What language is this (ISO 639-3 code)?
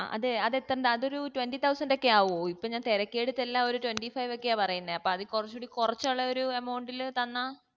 mal